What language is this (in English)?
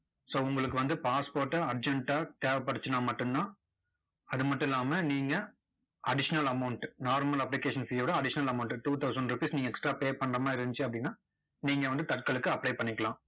Tamil